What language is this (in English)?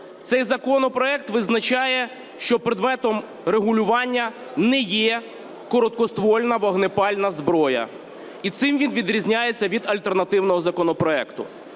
Ukrainian